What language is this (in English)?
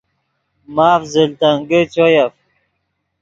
Yidgha